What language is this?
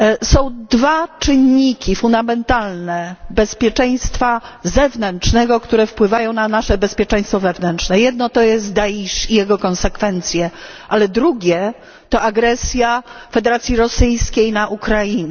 Polish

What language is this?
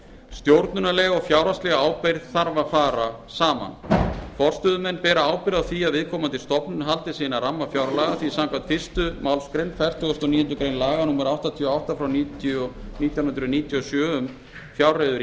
Icelandic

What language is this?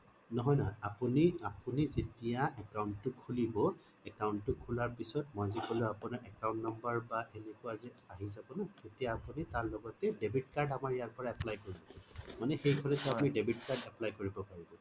Assamese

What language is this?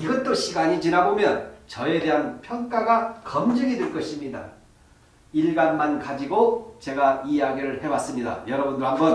Korean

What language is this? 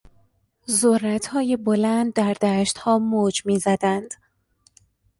Persian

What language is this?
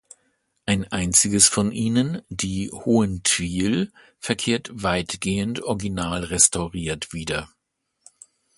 German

